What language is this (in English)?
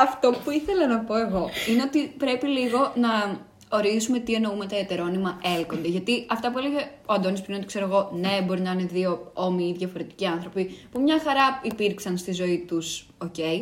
Greek